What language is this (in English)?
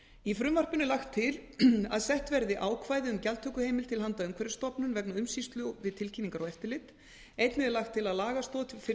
Icelandic